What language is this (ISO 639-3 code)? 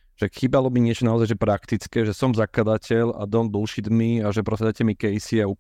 slk